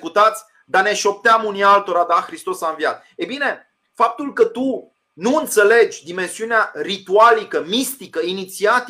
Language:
Romanian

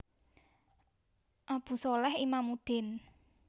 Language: Javanese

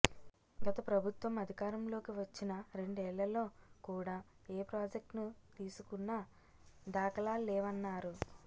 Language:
Telugu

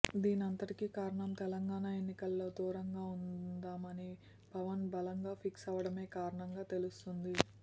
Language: Telugu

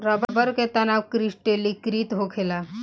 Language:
Bhojpuri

